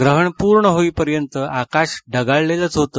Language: Marathi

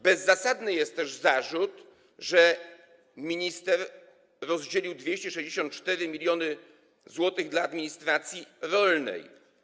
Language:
Polish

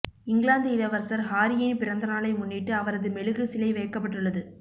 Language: Tamil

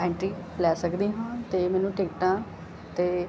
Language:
Punjabi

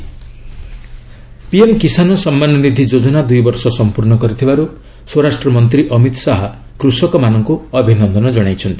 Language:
Odia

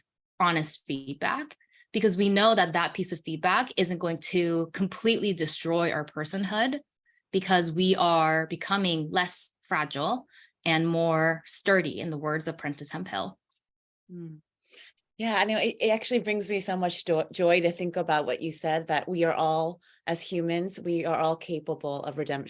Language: English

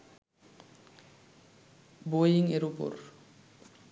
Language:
Bangla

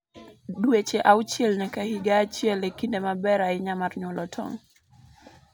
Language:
Luo (Kenya and Tanzania)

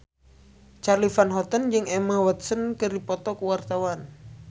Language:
Sundanese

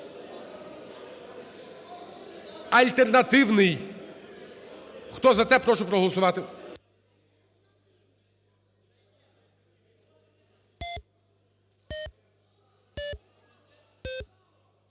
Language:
Ukrainian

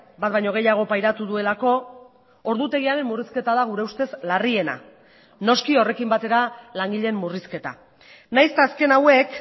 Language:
Basque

